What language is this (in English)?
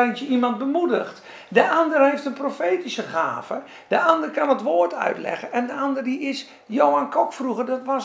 Dutch